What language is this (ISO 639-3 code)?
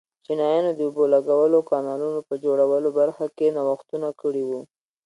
pus